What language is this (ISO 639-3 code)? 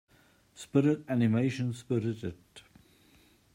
eng